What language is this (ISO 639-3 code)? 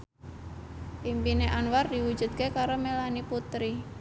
jav